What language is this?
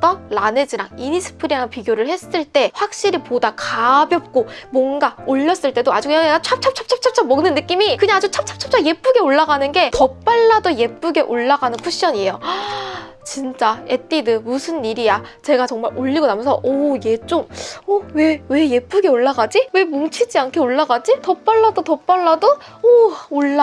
Korean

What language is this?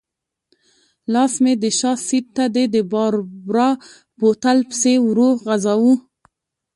Pashto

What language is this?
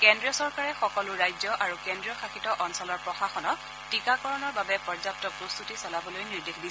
Assamese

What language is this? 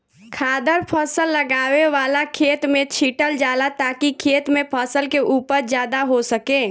Bhojpuri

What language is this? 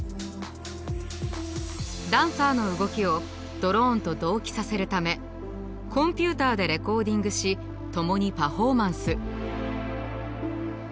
Japanese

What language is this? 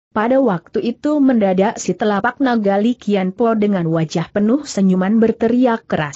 Indonesian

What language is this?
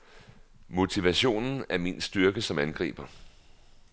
Danish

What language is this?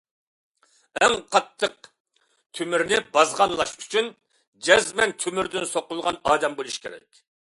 Uyghur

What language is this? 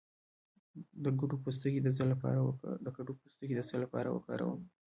Pashto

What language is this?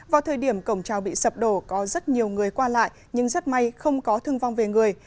Vietnamese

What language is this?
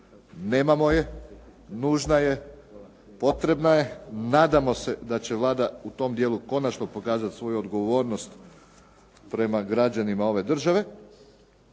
Croatian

